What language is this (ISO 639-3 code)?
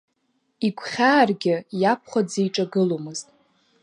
abk